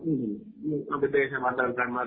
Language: Malayalam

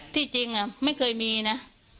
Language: Thai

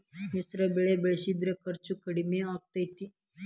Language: Kannada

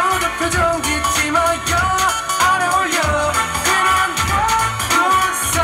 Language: Korean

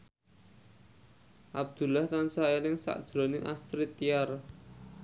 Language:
Javanese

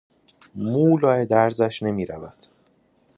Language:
Persian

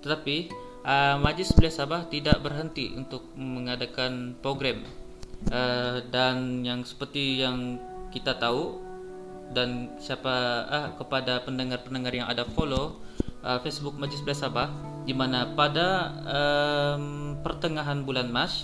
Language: Malay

